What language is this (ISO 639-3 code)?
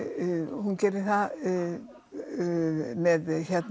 isl